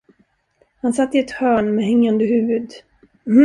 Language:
Swedish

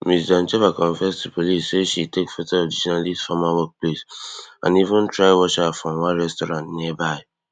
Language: Nigerian Pidgin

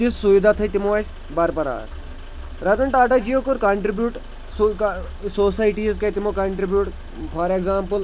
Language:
Kashmiri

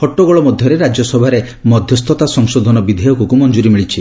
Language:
Odia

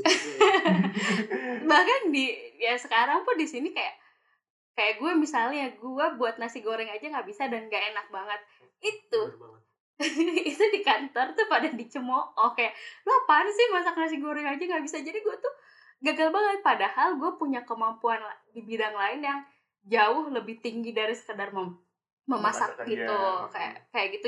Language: Indonesian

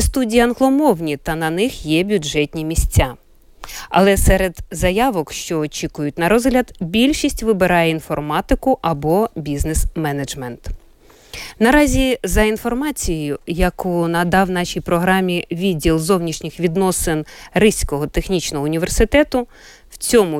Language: Ukrainian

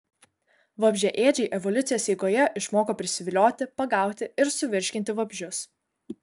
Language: Lithuanian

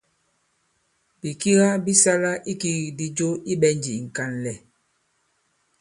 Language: Bankon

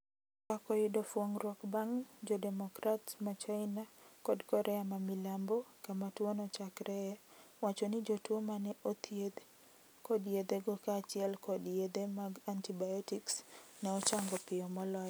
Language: Luo (Kenya and Tanzania)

